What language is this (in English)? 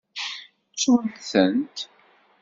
Kabyle